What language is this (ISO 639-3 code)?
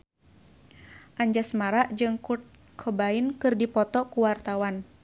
sun